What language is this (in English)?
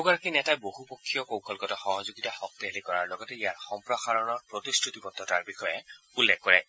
Assamese